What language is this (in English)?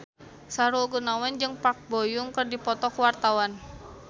Sundanese